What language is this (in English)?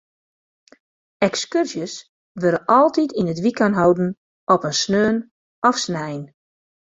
Western Frisian